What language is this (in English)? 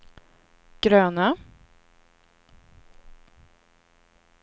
Swedish